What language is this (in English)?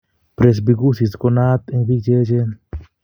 Kalenjin